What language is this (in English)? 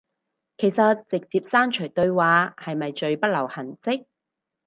Cantonese